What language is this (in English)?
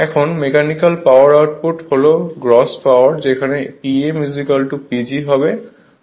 Bangla